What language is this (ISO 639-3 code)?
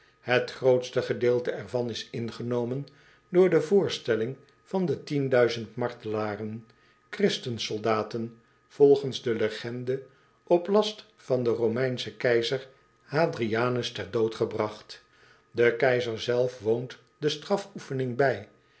nld